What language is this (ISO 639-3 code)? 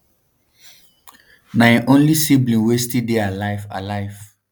pcm